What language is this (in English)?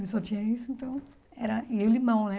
Portuguese